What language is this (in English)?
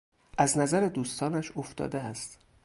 Persian